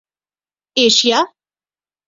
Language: Urdu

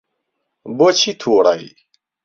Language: Central Kurdish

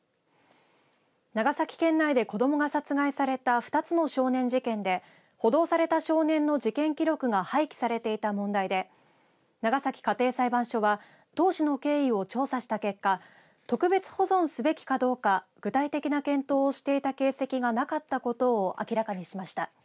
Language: Japanese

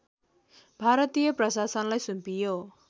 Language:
Nepali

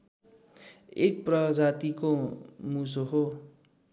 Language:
Nepali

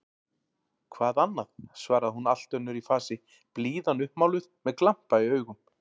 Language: Icelandic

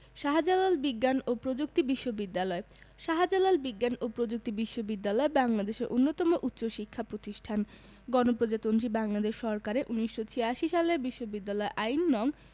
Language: Bangla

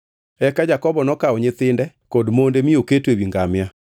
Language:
Luo (Kenya and Tanzania)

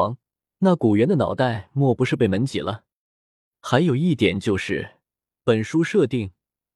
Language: Chinese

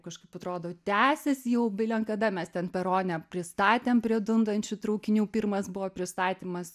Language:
Lithuanian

